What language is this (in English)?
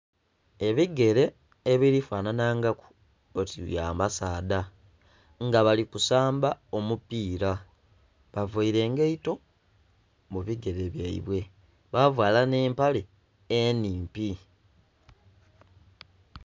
Soga